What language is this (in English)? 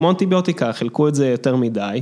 Hebrew